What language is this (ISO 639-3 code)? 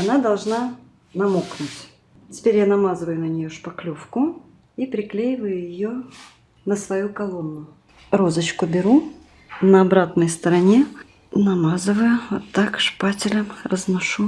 rus